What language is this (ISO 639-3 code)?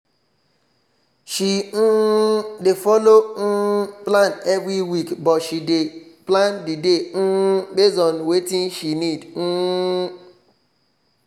pcm